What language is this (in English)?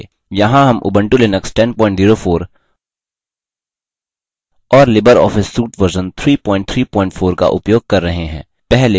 Hindi